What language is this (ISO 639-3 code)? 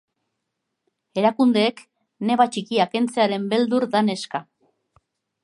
eus